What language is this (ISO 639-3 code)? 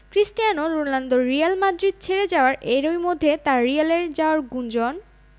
ben